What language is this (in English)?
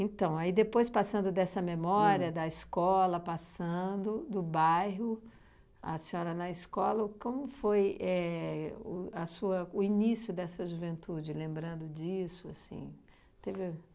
Portuguese